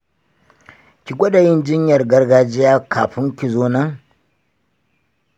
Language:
Hausa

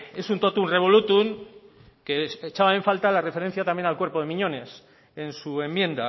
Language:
Spanish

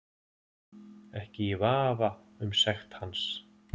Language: Icelandic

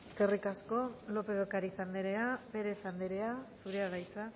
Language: Basque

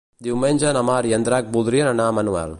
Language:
Catalan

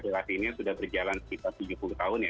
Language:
Indonesian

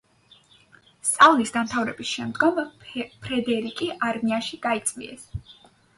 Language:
Georgian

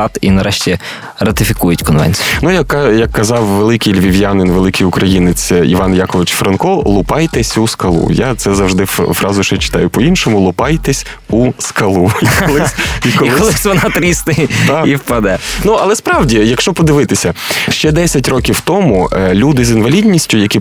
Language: Ukrainian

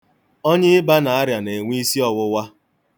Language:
Igbo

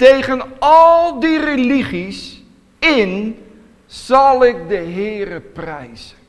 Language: Dutch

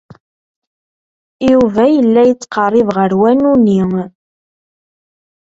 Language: Kabyle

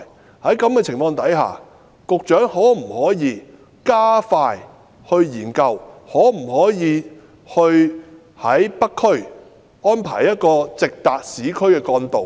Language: Cantonese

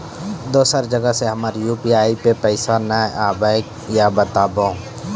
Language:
Maithili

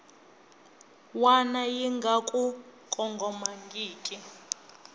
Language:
Tsonga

